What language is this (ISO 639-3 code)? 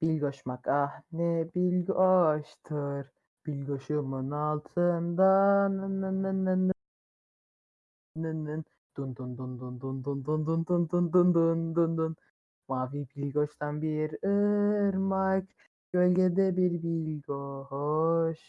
tur